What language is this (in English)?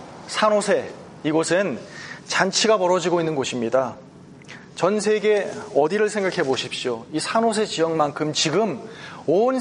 Korean